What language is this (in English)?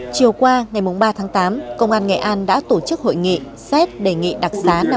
Vietnamese